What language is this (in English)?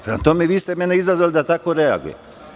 Serbian